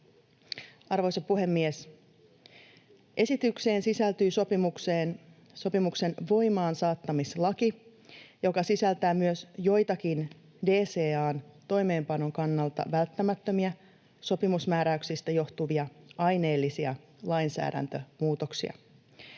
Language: Finnish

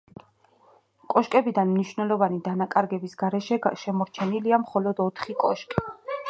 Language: Georgian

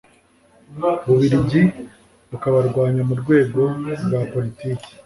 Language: Kinyarwanda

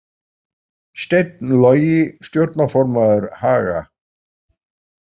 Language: Icelandic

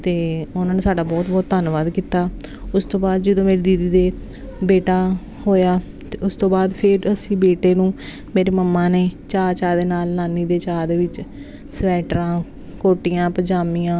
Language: Punjabi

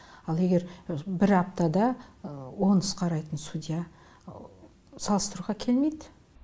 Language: Kazakh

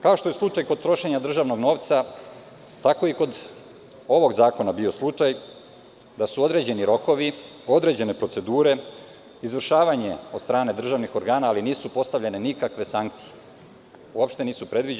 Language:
Serbian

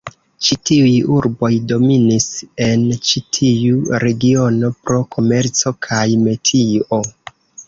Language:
Esperanto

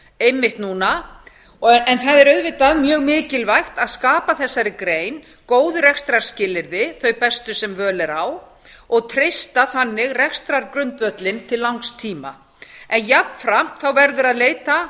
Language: Icelandic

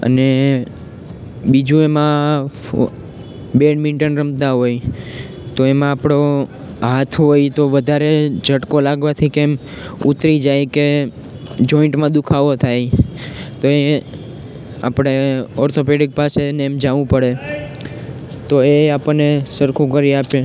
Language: Gujarati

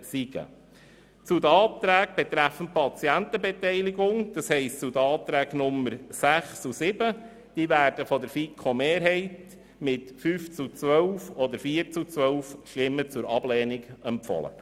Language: Swiss German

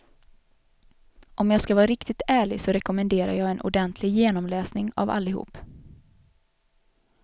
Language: Swedish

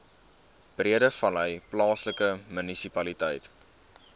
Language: Afrikaans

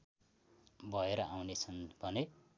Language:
Nepali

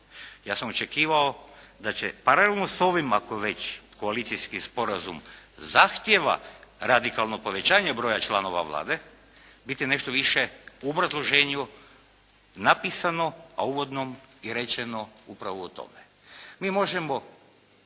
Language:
Croatian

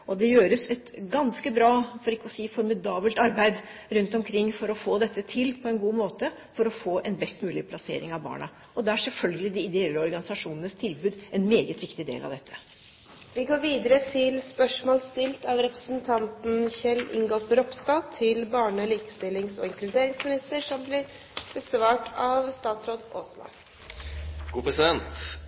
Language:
Norwegian Bokmål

